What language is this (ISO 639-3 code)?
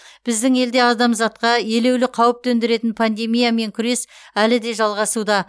kaz